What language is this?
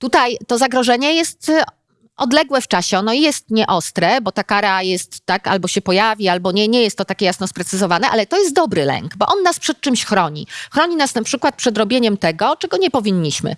Polish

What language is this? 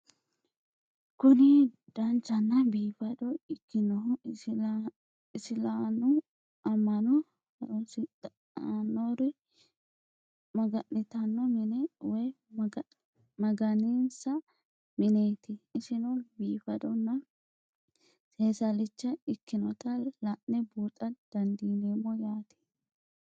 Sidamo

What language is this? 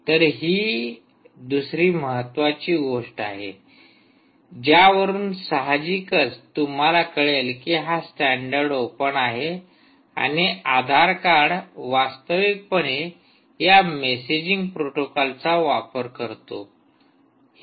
Marathi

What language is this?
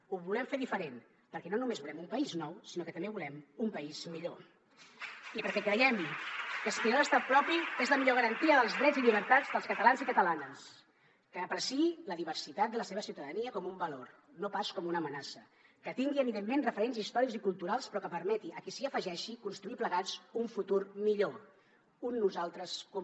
Catalan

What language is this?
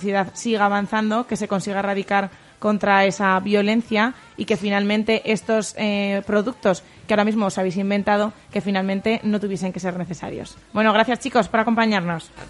Spanish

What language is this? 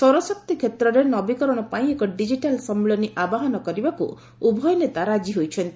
Odia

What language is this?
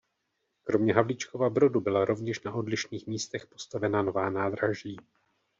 Czech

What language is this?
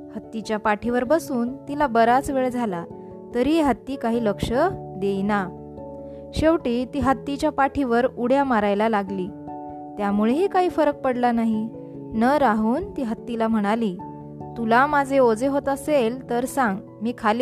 Marathi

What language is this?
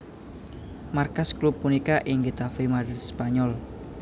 Javanese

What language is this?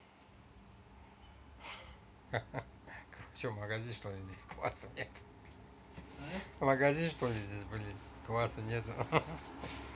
Russian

